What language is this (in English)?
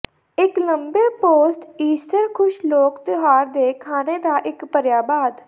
Punjabi